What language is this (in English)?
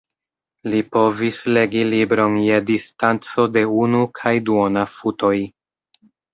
Esperanto